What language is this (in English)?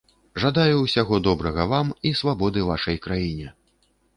Belarusian